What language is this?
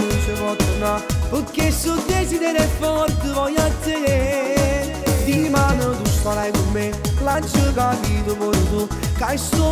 Romanian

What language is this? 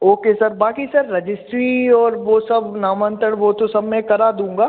Hindi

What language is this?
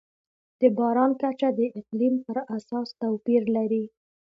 Pashto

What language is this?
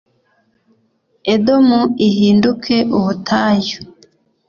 Kinyarwanda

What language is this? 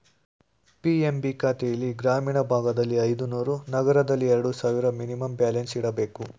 Kannada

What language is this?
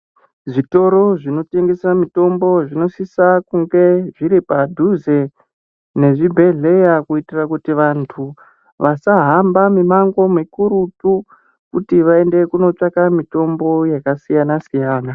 Ndau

